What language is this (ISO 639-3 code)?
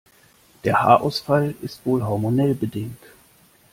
deu